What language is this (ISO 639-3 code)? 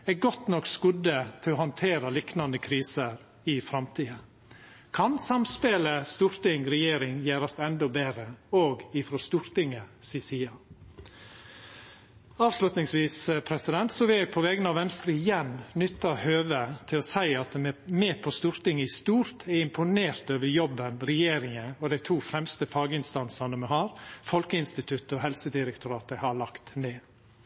nno